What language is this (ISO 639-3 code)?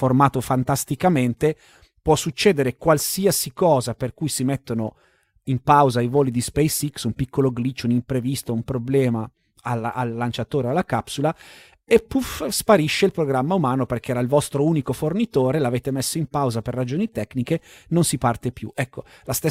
ita